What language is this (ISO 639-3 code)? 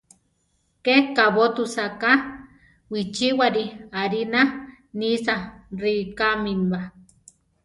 tar